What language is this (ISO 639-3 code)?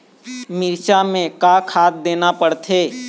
hne